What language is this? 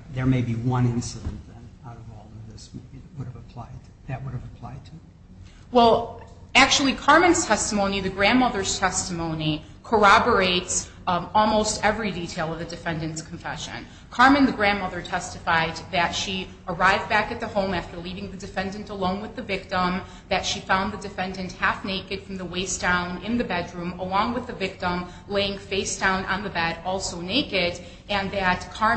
English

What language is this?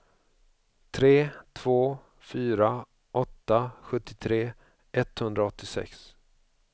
Swedish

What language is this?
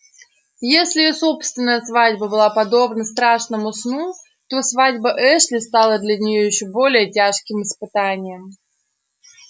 Russian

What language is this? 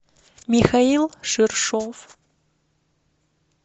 Russian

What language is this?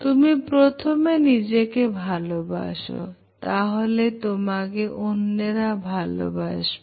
Bangla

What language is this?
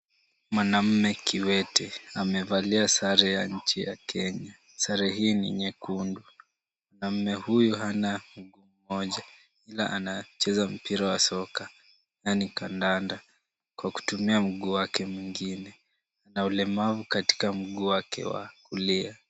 Swahili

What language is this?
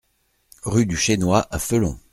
French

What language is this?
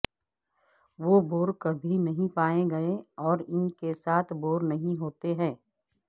Urdu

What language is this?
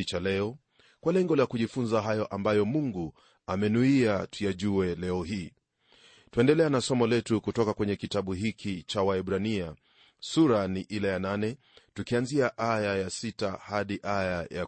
Swahili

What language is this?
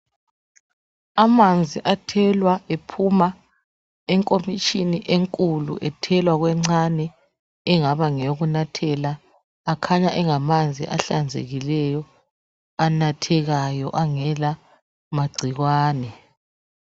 North Ndebele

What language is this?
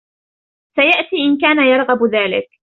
Arabic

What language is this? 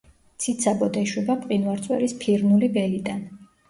Georgian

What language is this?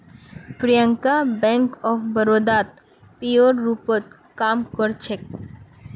Magahi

